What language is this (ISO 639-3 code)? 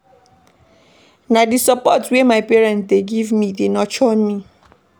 pcm